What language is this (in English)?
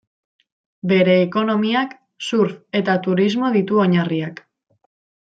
Basque